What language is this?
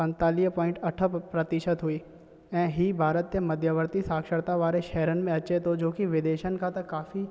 Sindhi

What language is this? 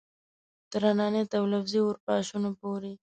Pashto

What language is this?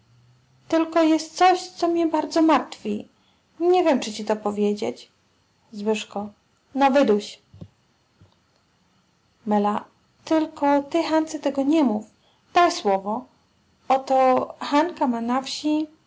Polish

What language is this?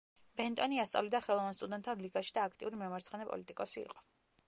Georgian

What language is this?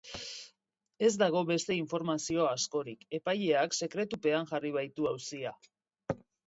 Basque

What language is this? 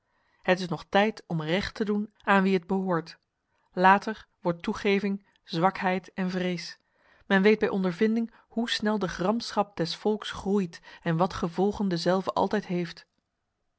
Dutch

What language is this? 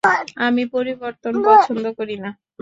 Bangla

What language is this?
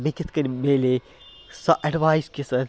Kashmiri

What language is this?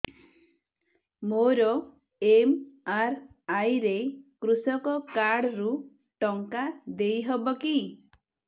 Odia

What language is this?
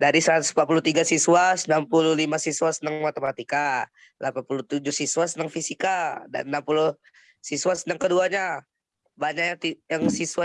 Indonesian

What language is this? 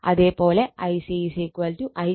Malayalam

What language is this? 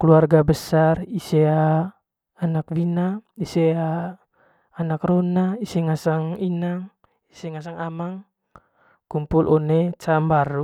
Manggarai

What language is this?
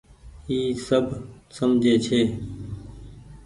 Goaria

